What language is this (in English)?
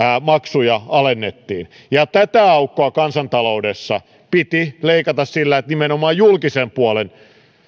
Finnish